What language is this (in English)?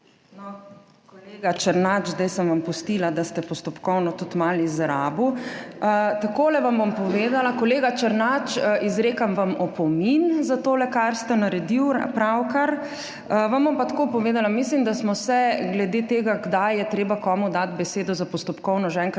Slovenian